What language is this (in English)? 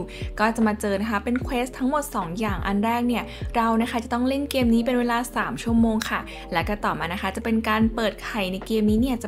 Thai